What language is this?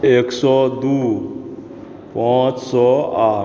Maithili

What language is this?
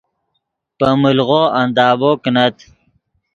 Yidgha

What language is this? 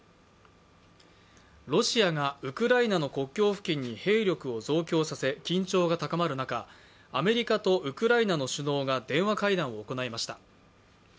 Japanese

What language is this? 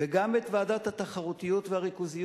Hebrew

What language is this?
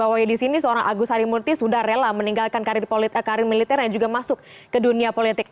Indonesian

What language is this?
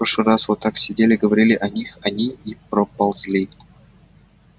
Russian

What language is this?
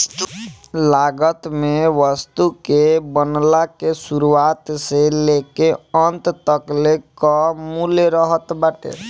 Bhojpuri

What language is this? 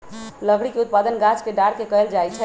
Magahi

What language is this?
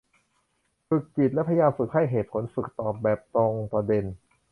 Thai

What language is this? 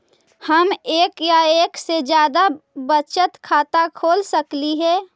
Magahi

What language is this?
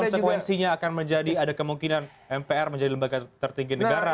Indonesian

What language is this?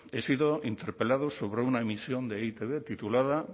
Spanish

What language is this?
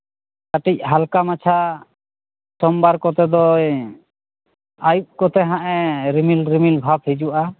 Santali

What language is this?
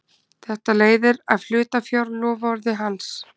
Icelandic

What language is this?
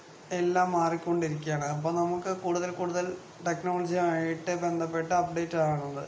Malayalam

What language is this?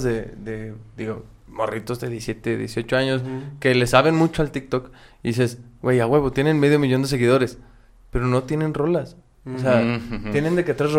Spanish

